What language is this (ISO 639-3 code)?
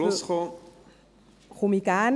gsw